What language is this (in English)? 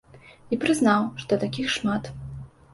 Belarusian